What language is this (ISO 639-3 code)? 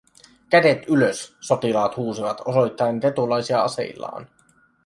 fin